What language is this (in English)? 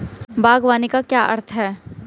Hindi